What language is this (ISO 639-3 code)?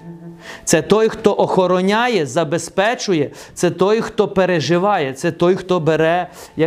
ukr